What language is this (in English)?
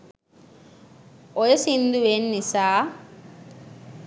Sinhala